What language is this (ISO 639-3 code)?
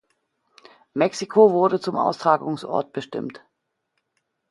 deu